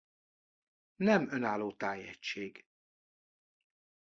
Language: Hungarian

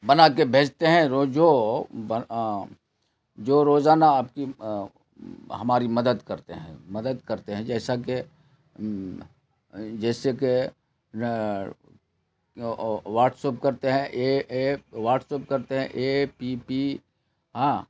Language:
Urdu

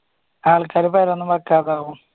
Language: Malayalam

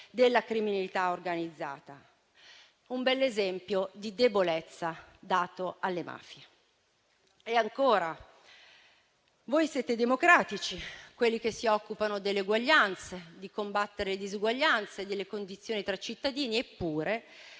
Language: Italian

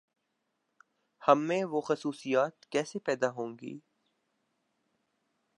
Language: Urdu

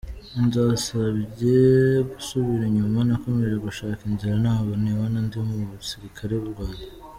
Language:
Kinyarwanda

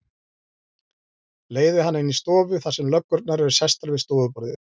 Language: Icelandic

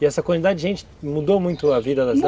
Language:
Portuguese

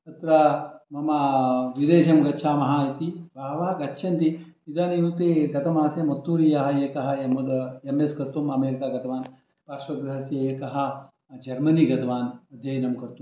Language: Sanskrit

